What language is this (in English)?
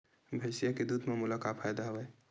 Chhattisgarhi